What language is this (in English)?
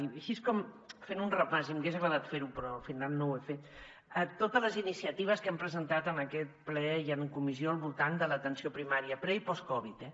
Catalan